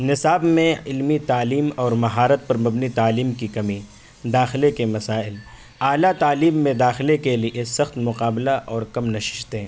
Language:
Urdu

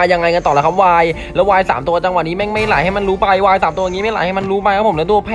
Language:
Thai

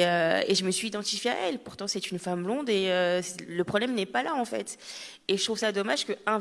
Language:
French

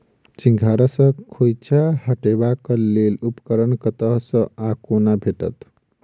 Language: Maithili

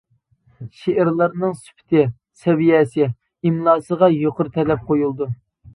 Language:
Uyghur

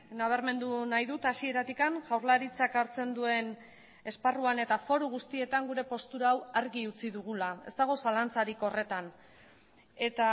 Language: Basque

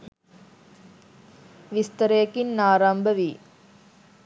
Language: Sinhala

